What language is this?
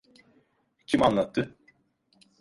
Turkish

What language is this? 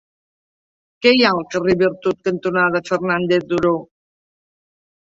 Catalan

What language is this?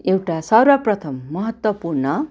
Nepali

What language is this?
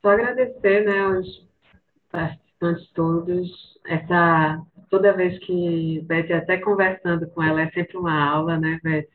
Portuguese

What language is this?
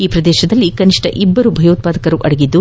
Kannada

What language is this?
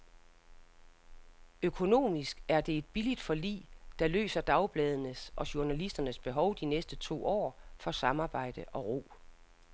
Danish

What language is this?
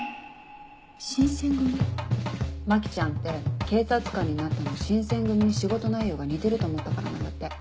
Japanese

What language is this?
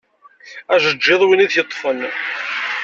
Kabyle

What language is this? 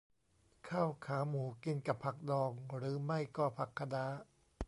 Thai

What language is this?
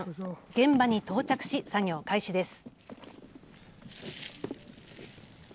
Japanese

